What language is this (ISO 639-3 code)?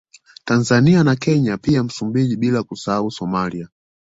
swa